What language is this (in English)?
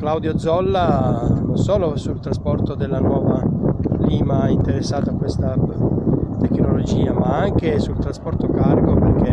Italian